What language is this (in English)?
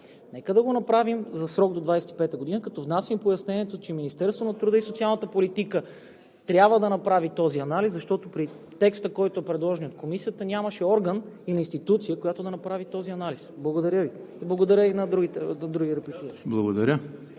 Bulgarian